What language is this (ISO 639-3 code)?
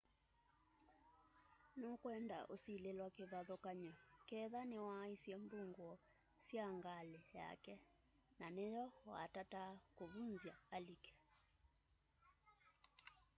kam